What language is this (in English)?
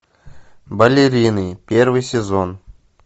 Russian